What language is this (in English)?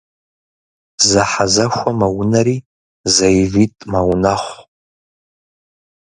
Kabardian